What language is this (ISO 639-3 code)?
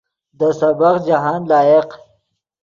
ydg